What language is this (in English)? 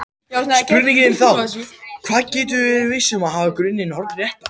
Icelandic